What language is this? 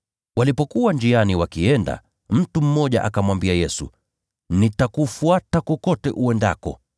Swahili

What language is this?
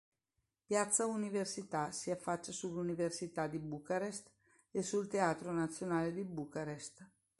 Italian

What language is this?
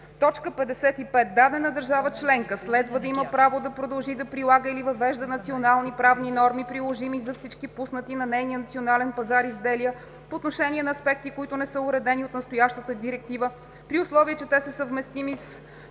Bulgarian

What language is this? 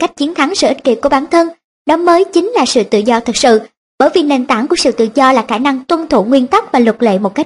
Vietnamese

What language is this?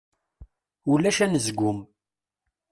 Kabyle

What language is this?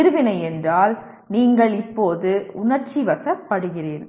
Tamil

